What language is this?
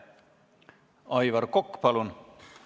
Estonian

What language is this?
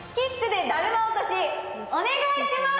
Japanese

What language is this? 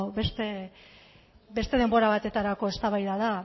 Basque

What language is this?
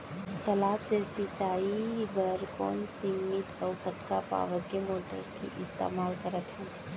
Chhattisgarhi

